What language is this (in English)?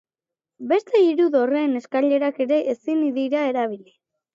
Basque